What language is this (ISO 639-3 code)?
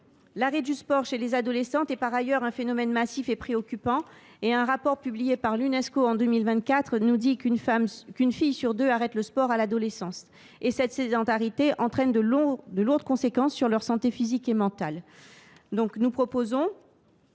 fra